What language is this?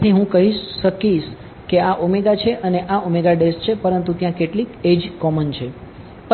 Gujarati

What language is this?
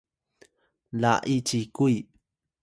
Atayal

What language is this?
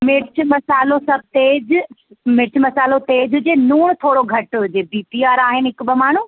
Sindhi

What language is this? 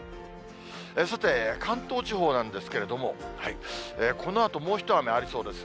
Japanese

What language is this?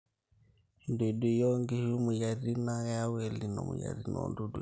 Masai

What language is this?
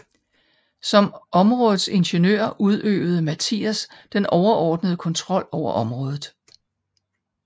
Danish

